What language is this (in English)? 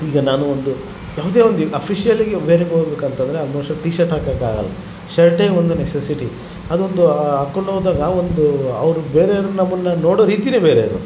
Kannada